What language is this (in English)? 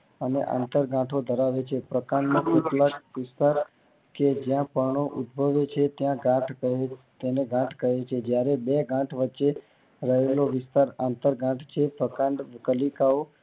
Gujarati